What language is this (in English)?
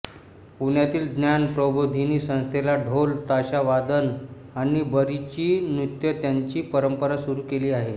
Marathi